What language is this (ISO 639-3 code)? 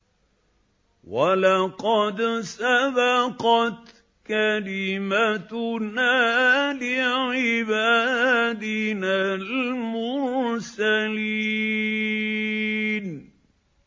ara